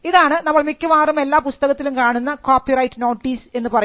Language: Malayalam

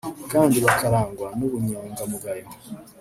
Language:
Kinyarwanda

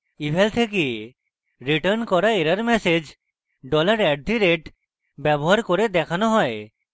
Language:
Bangla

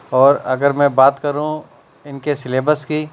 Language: Urdu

